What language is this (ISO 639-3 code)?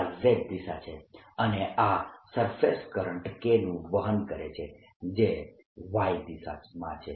guj